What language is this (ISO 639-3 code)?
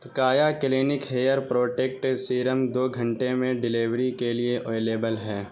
urd